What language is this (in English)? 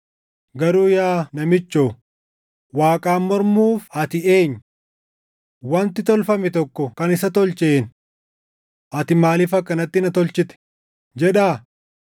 Oromo